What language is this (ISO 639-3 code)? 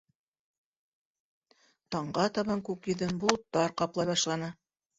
bak